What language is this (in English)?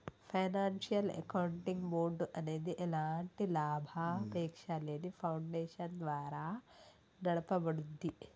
Telugu